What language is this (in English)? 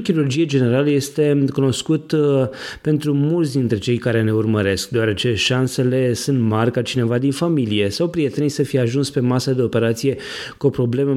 Romanian